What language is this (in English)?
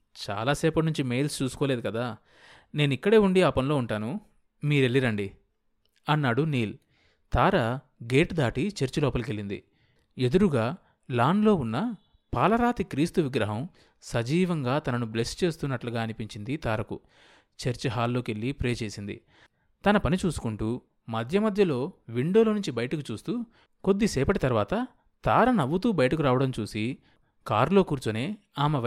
Telugu